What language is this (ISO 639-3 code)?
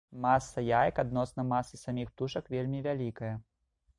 bel